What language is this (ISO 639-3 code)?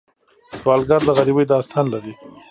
pus